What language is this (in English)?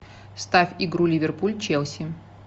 Russian